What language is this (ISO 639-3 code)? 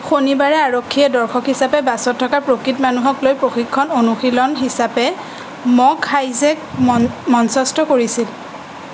asm